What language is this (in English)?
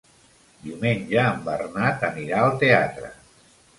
Catalan